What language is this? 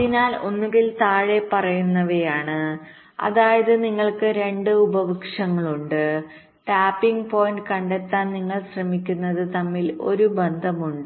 Malayalam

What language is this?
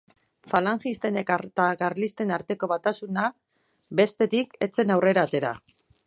Basque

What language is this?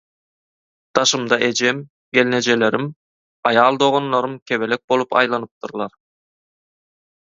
Turkmen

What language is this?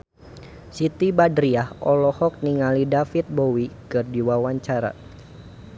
Sundanese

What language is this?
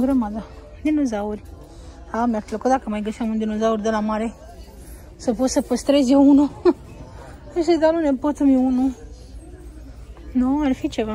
Romanian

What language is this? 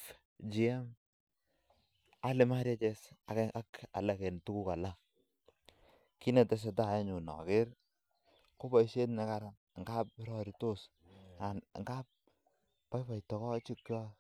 Kalenjin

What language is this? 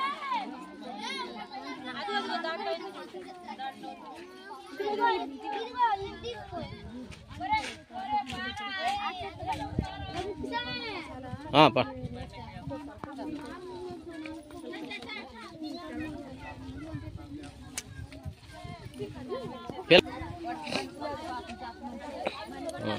Telugu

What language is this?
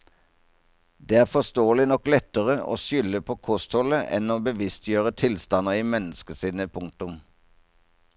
Norwegian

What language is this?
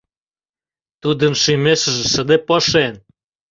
Mari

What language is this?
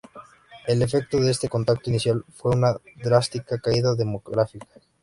Spanish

